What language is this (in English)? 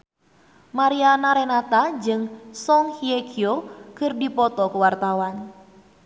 Sundanese